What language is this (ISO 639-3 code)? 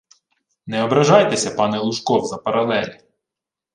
ukr